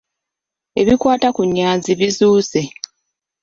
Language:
Ganda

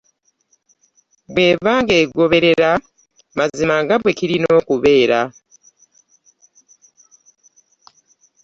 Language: Ganda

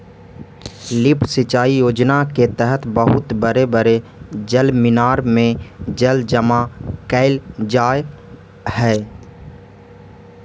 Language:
Magahi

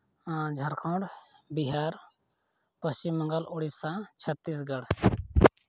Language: Santali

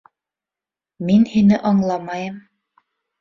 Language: Bashkir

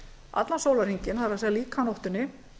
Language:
Icelandic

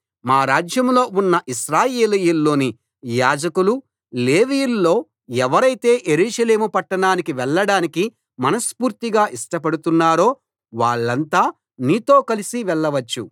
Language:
Telugu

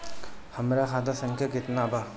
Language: Bhojpuri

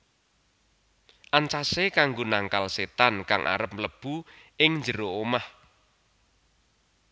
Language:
Javanese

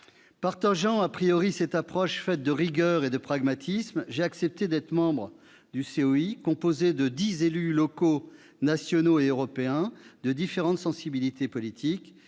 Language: French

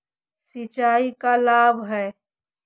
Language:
Magahi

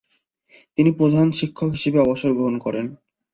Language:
Bangla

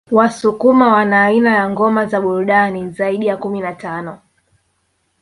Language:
Swahili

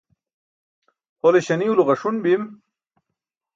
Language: Burushaski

